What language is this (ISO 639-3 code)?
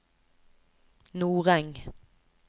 nor